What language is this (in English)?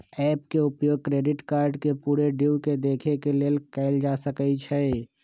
Magahi